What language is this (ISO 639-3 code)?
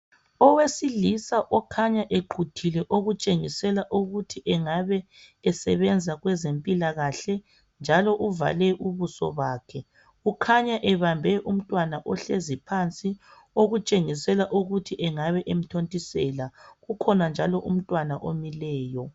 nde